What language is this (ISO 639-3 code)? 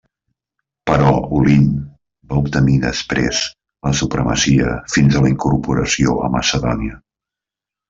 cat